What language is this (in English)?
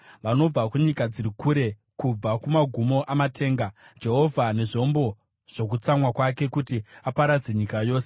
Shona